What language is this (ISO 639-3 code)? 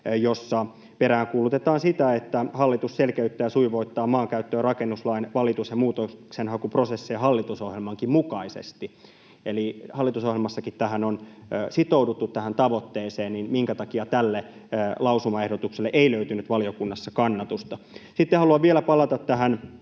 fin